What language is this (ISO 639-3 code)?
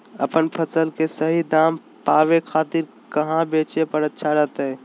mag